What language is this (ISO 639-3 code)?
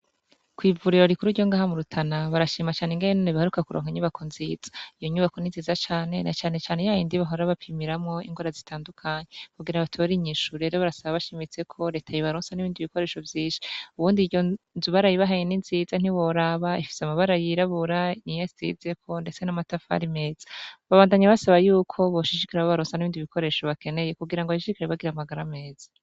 run